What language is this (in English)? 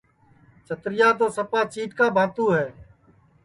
Sansi